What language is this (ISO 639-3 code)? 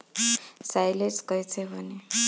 bho